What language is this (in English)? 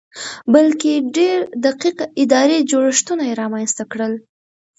Pashto